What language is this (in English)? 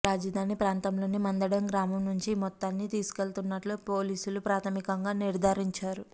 Telugu